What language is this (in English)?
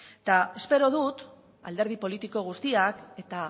Basque